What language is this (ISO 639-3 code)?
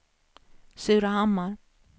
swe